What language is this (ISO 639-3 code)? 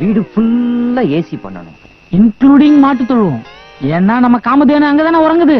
tam